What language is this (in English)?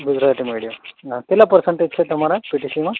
Gujarati